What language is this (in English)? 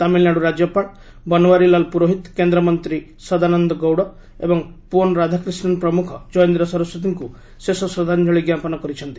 Odia